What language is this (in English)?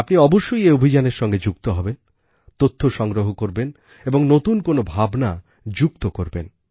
Bangla